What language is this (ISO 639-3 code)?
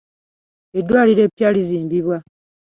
lug